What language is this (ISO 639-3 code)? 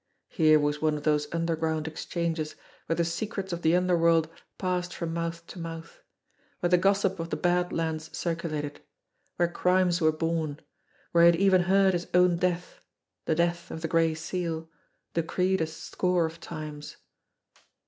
eng